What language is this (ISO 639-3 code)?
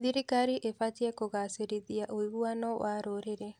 kik